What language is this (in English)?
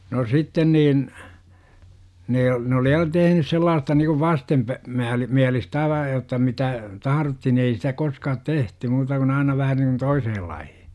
Finnish